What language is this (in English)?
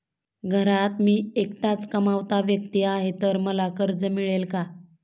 Marathi